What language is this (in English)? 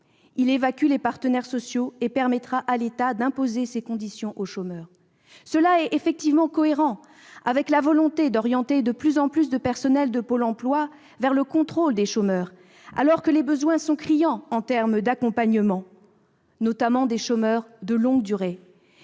French